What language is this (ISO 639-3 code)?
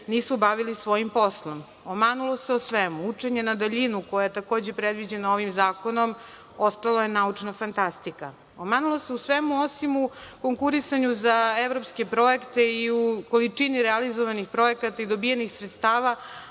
srp